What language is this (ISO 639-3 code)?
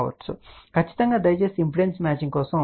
tel